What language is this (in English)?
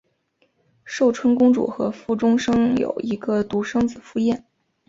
Chinese